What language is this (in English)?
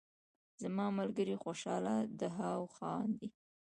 Pashto